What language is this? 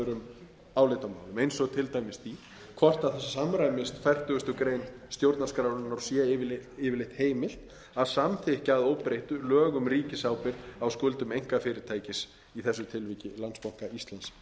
Icelandic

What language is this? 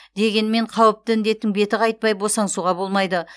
Kazakh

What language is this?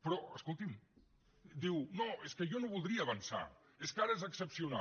Catalan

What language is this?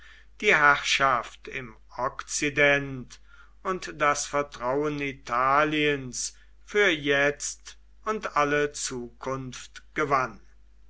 German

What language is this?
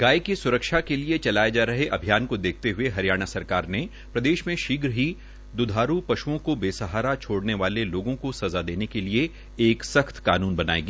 Hindi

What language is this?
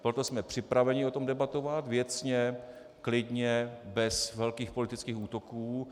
Czech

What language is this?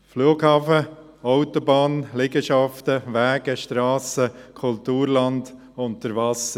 Swiss German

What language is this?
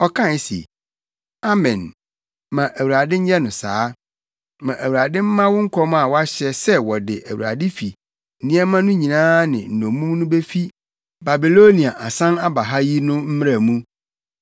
Akan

